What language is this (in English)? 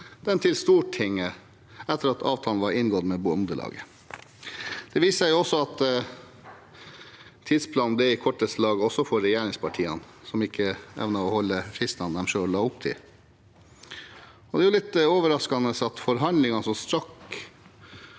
Norwegian